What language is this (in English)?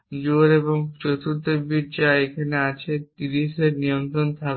Bangla